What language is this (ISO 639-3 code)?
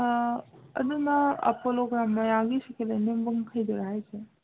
mni